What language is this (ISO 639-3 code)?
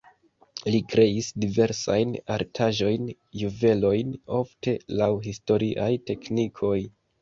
epo